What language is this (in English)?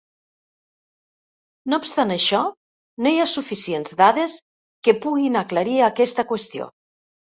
Catalan